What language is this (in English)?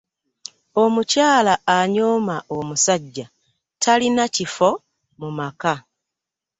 Ganda